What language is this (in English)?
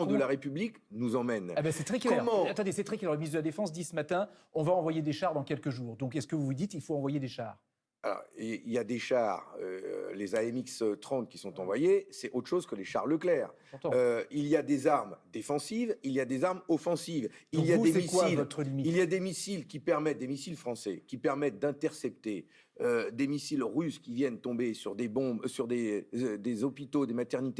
French